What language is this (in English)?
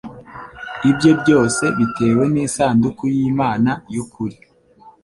Kinyarwanda